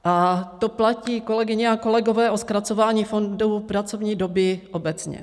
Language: Czech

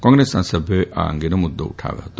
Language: Gujarati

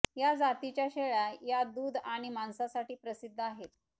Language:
Marathi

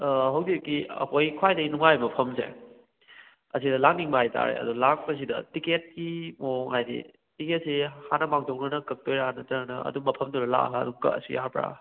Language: Manipuri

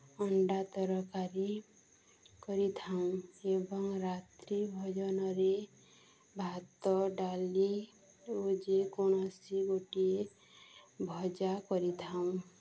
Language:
Odia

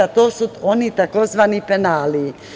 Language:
Serbian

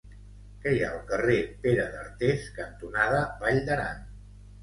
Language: Catalan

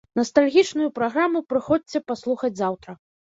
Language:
Belarusian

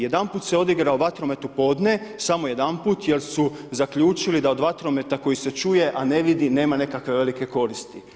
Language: Croatian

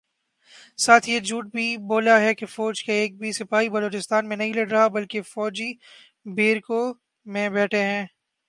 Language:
Urdu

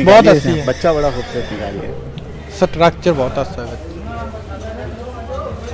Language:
Hindi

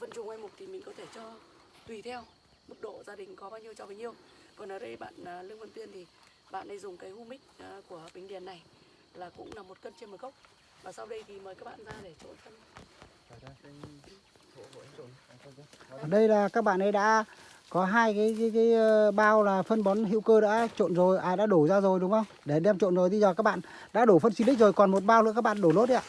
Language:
Vietnamese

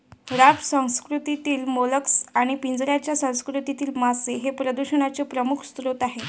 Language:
Marathi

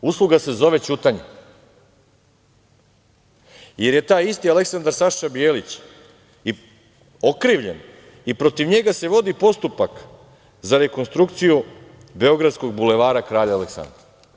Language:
Serbian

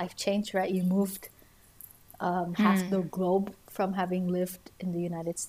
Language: Indonesian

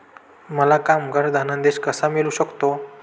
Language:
Marathi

